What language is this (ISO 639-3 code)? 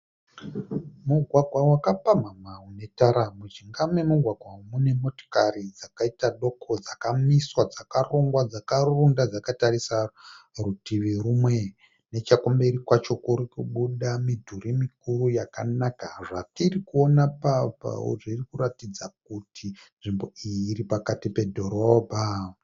sna